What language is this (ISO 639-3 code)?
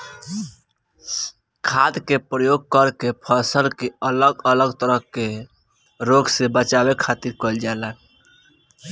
bho